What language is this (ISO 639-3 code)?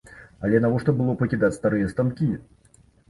bel